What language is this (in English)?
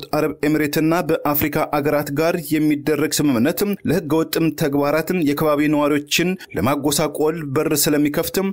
Arabic